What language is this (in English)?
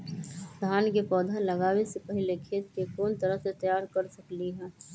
Magahi